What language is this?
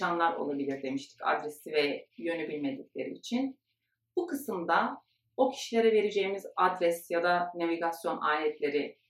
Turkish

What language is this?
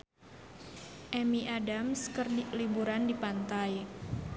Sundanese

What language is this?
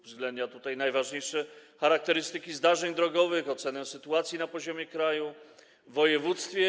Polish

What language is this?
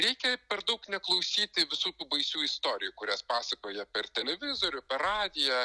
Lithuanian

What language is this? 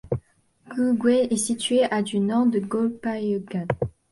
French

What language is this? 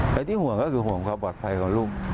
Thai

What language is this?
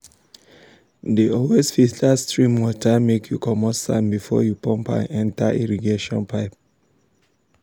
Nigerian Pidgin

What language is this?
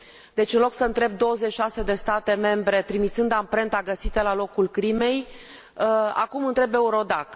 Romanian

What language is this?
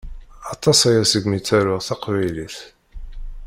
Kabyle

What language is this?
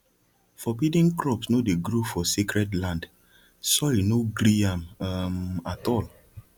Nigerian Pidgin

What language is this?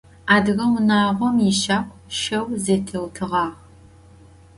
Adyghe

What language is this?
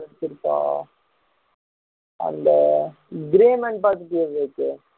Tamil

